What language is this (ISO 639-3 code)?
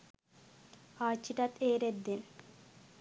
sin